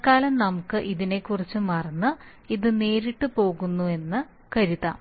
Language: Malayalam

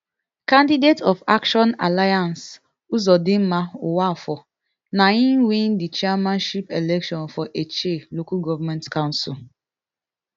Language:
Nigerian Pidgin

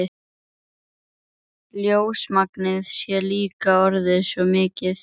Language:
Icelandic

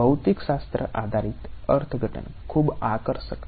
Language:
Gujarati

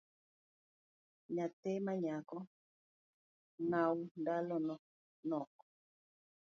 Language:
Luo (Kenya and Tanzania)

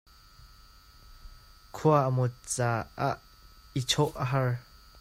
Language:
Hakha Chin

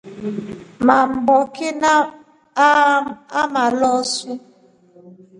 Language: Rombo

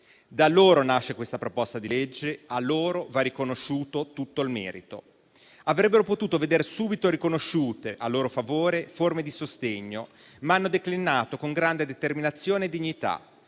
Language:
Italian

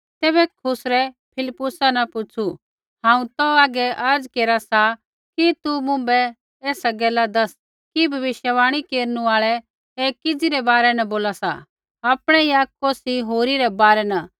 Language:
Kullu Pahari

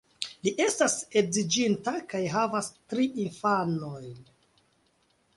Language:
Esperanto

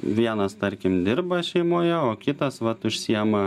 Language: Lithuanian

